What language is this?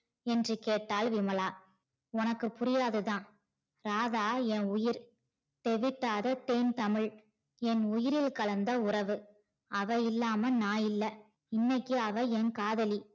Tamil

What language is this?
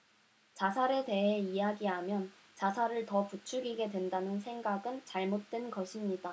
Korean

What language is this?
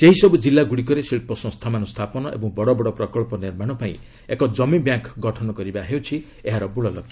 Odia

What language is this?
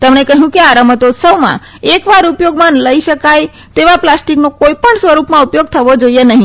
Gujarati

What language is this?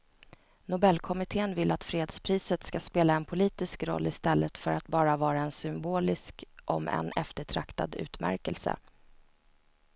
Swedish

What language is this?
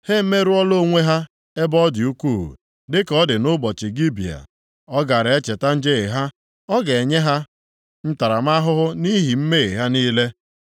Igbo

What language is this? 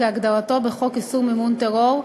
Hebrew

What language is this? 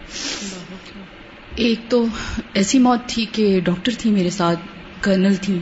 Urdu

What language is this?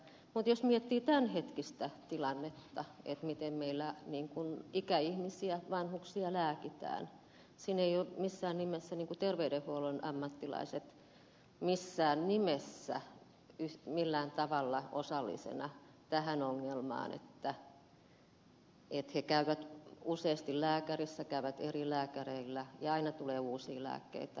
Finnish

